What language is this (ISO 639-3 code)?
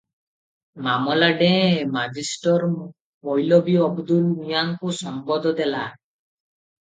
ori